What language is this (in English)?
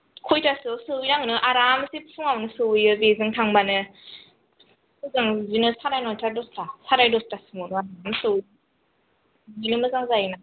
Bodo